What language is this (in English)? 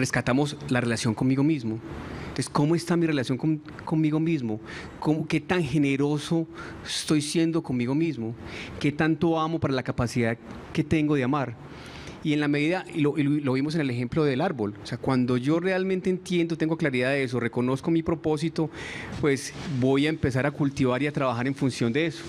Spanish